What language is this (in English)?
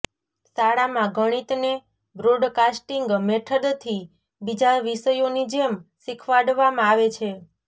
Gujarati